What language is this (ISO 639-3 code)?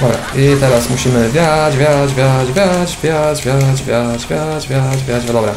pol